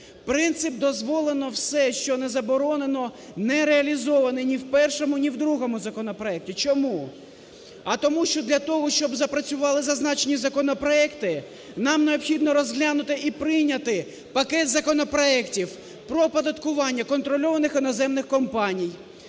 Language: Ukrainian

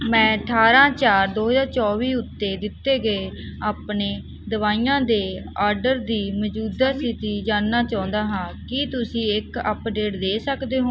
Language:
Punjabi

